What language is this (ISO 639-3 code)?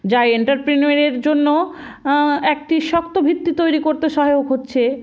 ben